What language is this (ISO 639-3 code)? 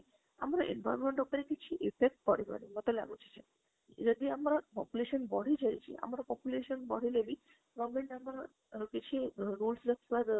ori